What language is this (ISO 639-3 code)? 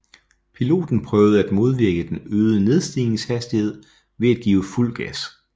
dan